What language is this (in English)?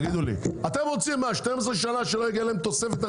Hebrew